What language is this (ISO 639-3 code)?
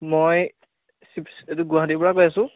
asm